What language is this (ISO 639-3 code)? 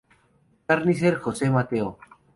spa